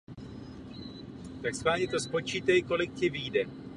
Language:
Czech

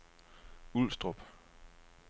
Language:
Danish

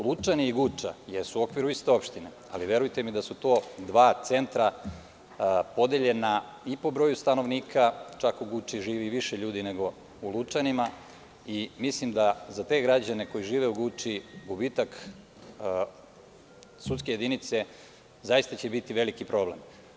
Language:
Serbian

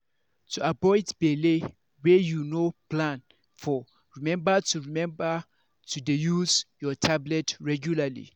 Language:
Nigerian Pidgin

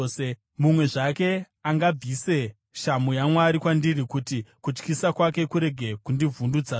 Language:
Shona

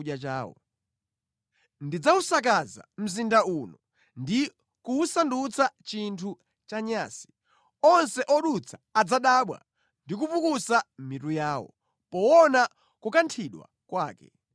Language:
Nyanja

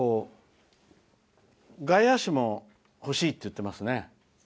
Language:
Japanese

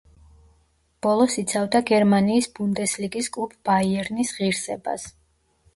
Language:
Georgian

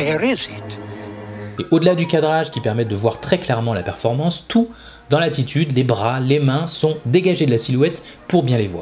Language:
French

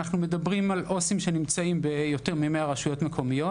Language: Hebrew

